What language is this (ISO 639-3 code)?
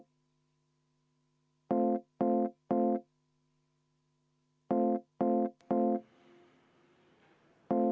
est